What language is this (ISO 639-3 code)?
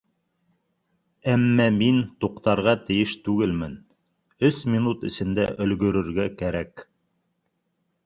bak